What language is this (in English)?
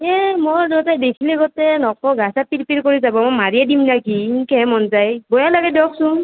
Assamese